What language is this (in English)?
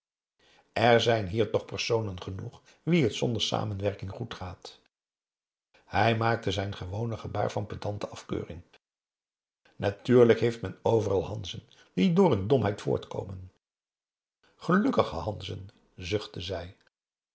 Dutch